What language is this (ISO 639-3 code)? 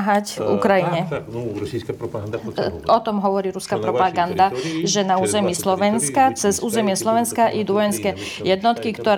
slk